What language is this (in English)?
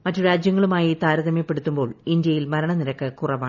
Malayalam